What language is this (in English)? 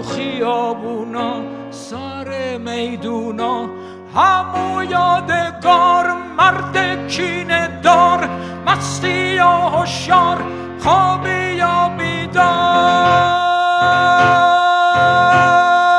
Persian